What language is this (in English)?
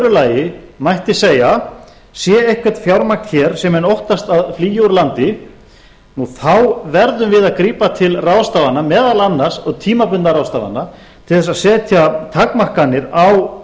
Icelandic